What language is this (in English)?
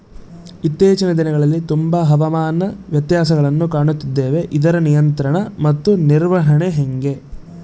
Kannada